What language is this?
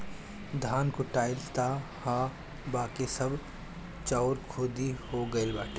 Bhojpuri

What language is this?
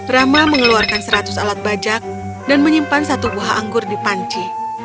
Indonesian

